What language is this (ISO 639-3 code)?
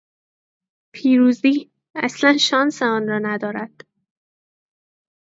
fas